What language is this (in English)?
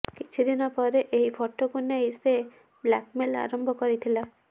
Odia